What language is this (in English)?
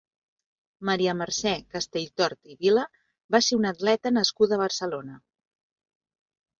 Catalan